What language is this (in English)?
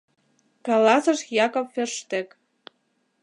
Mari